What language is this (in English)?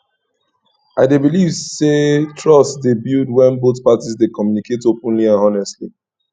Nigerian Pidgin